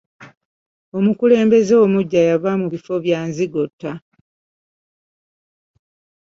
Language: Ganda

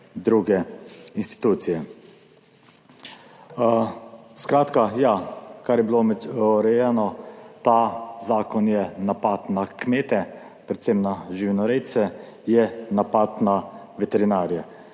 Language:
Slovenian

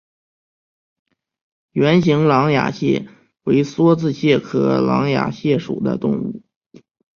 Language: Chinese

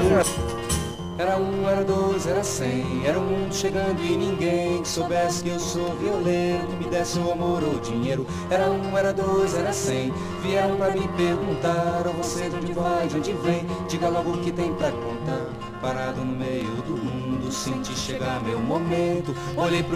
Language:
Portuguese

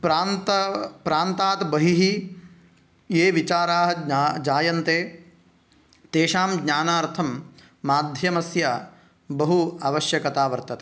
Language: Sanskrit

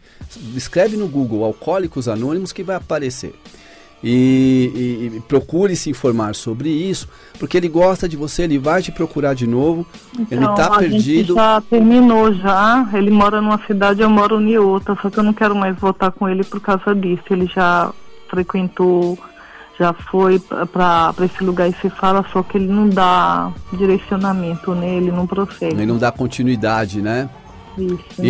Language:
Portuguese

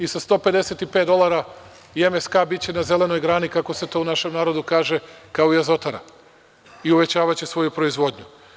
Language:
Serbian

